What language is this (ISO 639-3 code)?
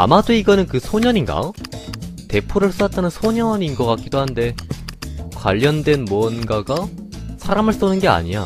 kor